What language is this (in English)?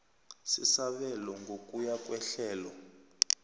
South Ndebele